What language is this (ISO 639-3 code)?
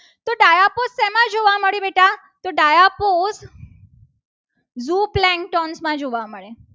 guj